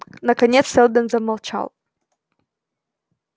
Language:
Russian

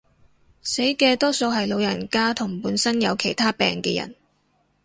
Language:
Cantonese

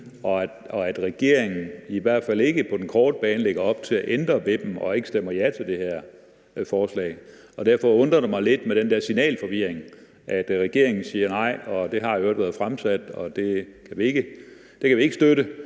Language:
Danish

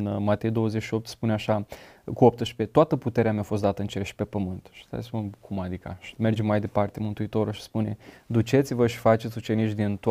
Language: Romanian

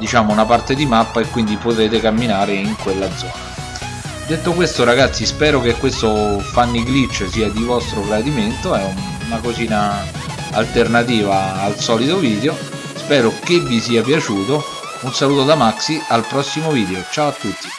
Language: Italian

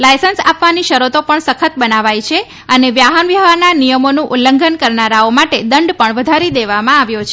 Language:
Gujarati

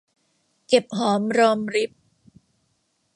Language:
Thai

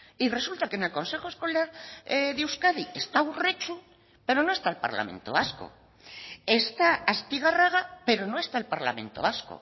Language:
Spanish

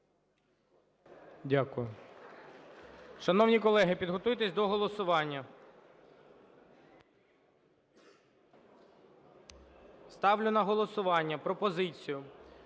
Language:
Ukrainian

